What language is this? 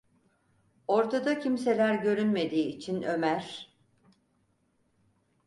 Turkish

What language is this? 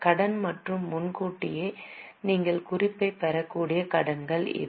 Tamil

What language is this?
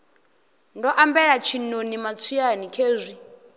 Venda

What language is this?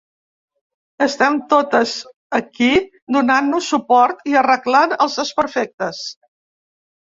Catalan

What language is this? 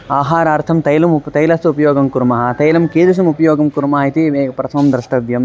Sanskrit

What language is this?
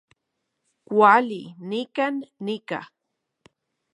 Central Puebla Nahuatl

